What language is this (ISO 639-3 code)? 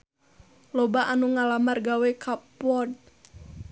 sun